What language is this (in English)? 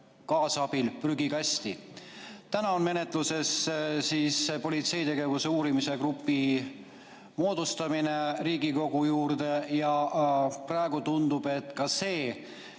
Estonian